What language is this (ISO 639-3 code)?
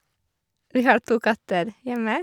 nor